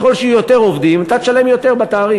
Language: Hebrew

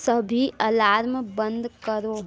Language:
Hindi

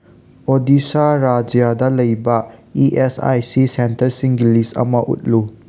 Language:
Manipuri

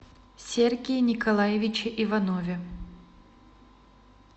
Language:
Russian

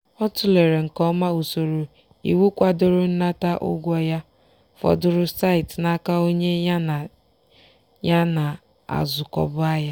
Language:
Igbo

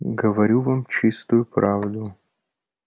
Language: Russian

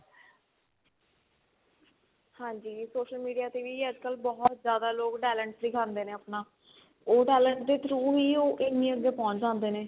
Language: Punjabi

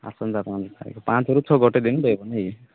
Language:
Odia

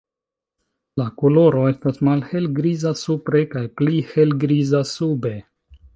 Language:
Esperanto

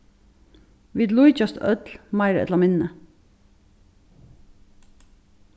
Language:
Faroese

